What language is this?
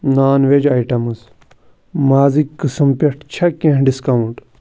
Kashmiri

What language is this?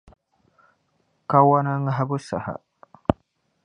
Dagbani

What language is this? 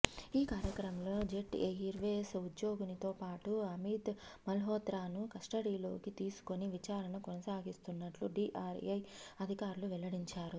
Telugu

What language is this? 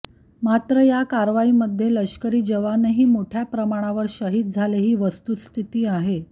Marathi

